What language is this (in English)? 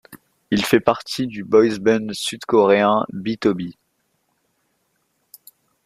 French